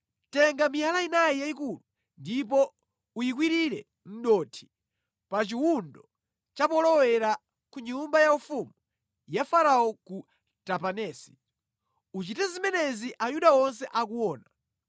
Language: Nyanja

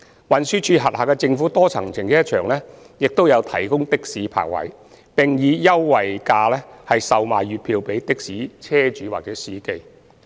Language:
Cantonese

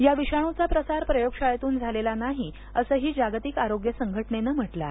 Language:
Marathi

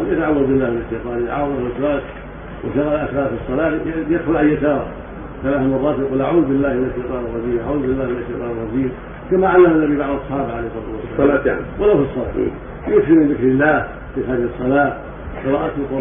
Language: Arabic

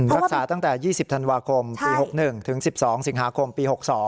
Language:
Thai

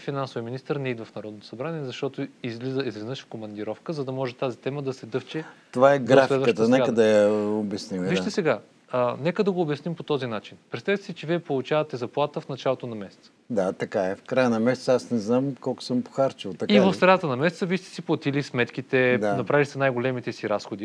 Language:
Bulgarian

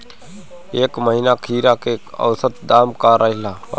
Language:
Bhojpuri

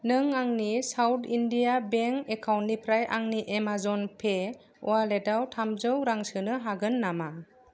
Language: Bodo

